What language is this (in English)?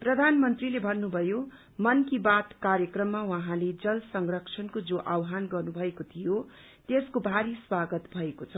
Nepali